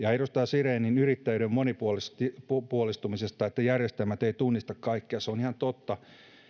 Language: Finnish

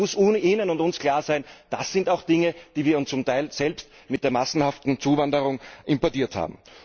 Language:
German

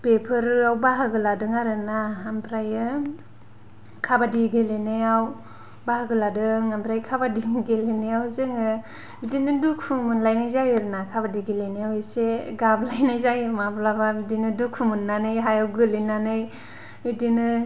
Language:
Bodo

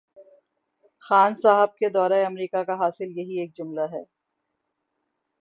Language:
Urdu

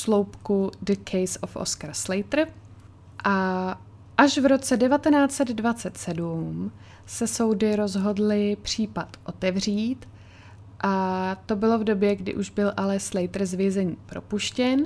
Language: Czech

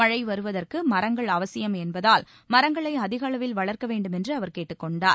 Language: Tamil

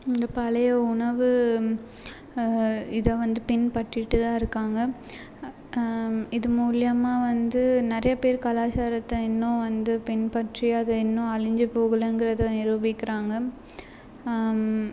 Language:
Tamil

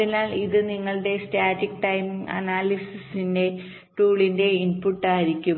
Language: Malayalam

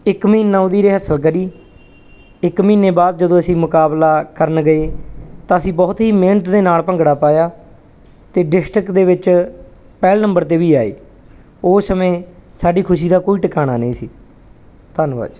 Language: Punjabi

